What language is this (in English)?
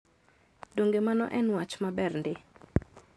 Luo (Kenya and Tanzania)